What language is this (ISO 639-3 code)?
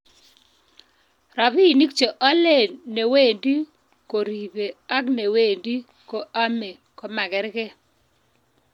kln